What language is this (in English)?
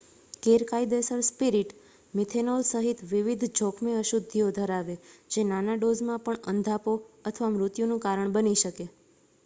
Gujarati